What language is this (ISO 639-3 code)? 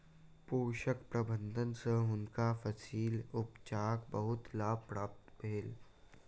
mai